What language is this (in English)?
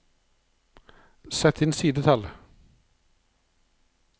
Norwegian